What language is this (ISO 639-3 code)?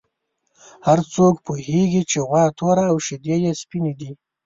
pus